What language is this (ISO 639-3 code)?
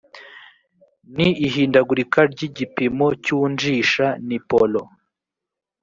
kin